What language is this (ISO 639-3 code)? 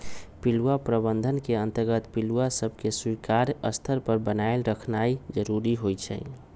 mag